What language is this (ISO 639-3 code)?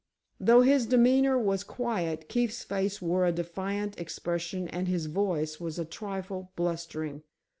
eng